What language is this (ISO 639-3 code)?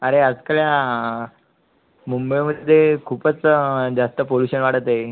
mar